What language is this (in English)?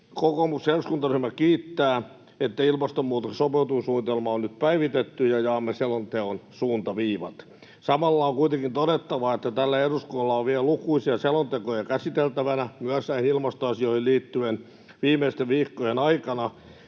Finnish